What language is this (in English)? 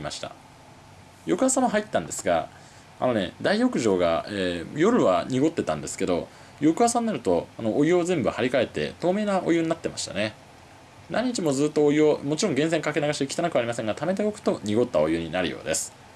Japanese